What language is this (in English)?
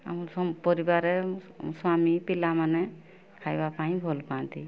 Odia